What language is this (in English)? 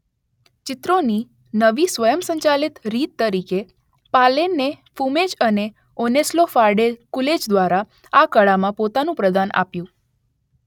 Gujarati